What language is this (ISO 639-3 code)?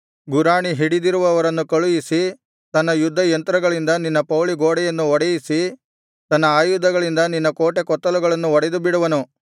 kan